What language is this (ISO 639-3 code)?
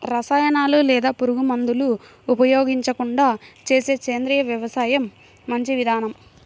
tel